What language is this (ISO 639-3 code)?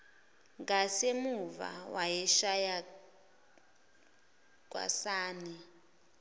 zul